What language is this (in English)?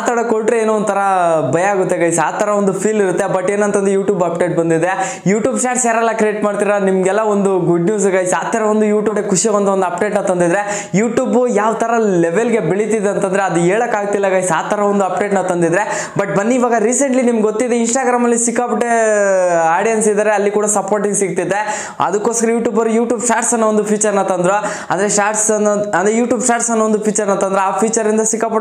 Kannada